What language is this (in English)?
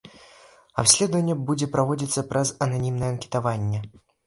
Belarusian